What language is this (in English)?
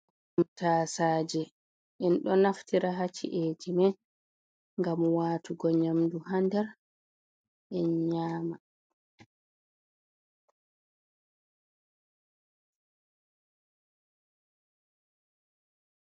Fula